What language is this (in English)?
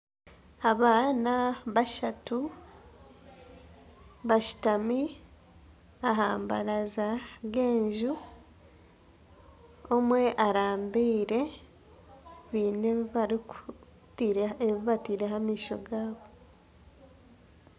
Nyankole